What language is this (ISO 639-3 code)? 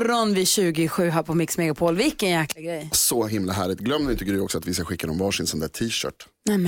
swe